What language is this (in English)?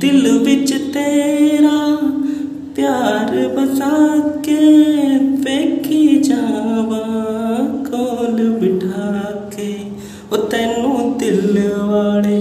Hindi